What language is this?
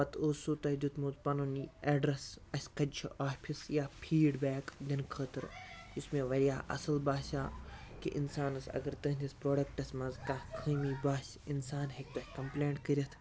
Kashmiri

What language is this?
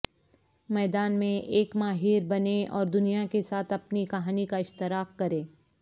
Urdu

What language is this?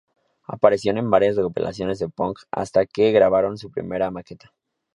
Spanish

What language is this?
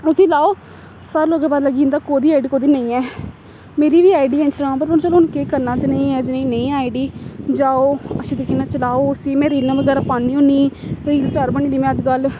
Dogri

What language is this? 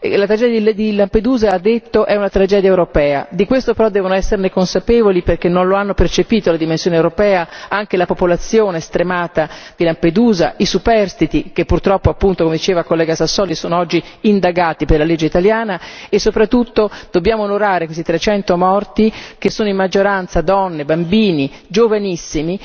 Italian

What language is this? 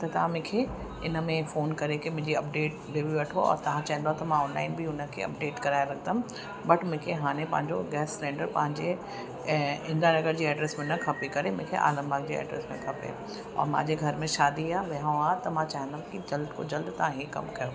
Sindhi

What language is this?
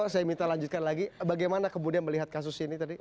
Indonesian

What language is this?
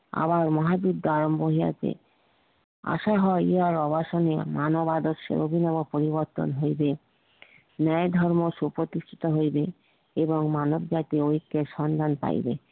Bangla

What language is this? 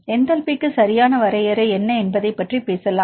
Tamil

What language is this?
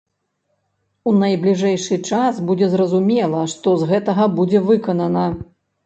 Belarusian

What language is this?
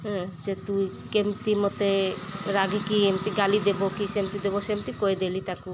Odia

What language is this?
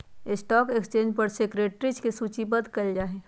Magahi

